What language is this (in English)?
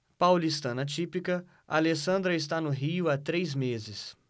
Portuguese